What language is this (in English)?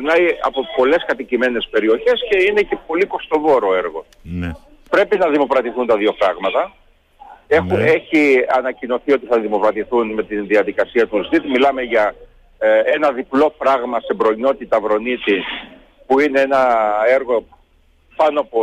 Greek